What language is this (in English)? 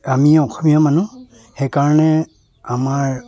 Assamese